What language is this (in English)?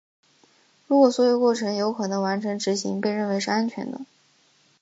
Chinese